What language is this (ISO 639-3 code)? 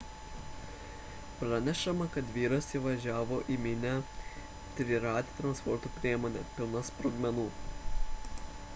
lit